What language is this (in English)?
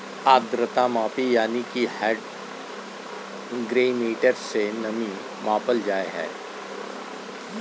Magahi